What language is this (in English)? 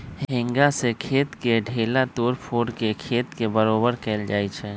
Magahi